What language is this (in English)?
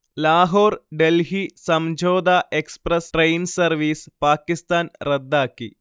Malayalam